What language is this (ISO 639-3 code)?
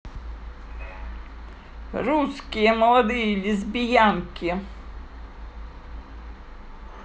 rus